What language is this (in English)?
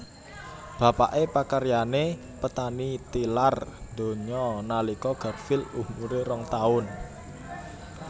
Javanese